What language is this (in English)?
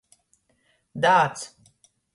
Latgalian